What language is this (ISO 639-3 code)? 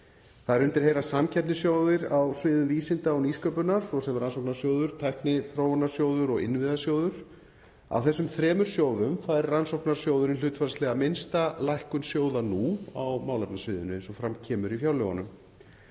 isl